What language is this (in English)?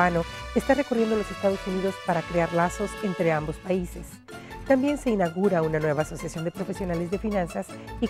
Spanish